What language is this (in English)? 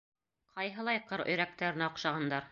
Bashkir